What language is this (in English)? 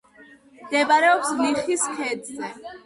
Georgian